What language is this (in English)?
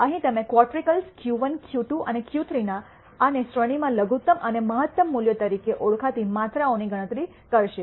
Gujarati